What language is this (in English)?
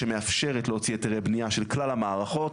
Hebrew